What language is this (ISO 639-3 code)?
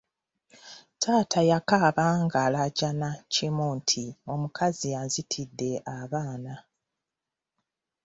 lug